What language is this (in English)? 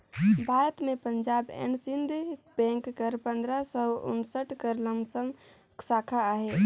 Chhattisgarhi